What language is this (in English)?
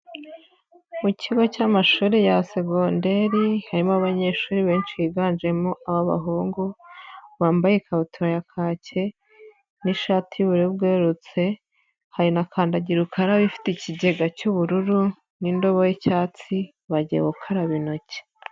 Kinyarwanda